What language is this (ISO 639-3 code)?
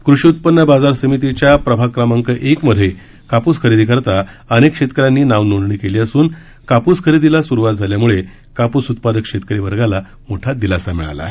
mar